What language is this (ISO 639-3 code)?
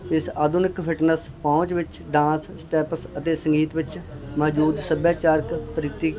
pan